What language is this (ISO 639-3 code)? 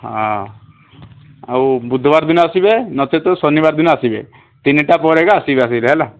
ori